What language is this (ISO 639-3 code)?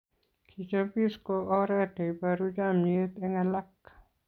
kln